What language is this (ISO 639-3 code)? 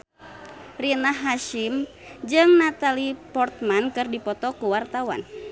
sun